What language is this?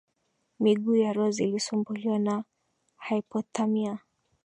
Swahili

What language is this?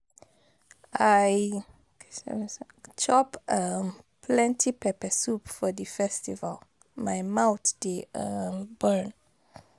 Nigerian Pidgin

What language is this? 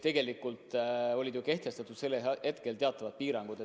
Estonian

